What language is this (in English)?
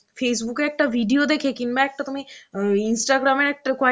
Bangla